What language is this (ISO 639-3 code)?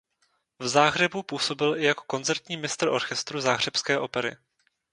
ces